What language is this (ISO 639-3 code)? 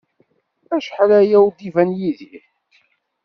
kab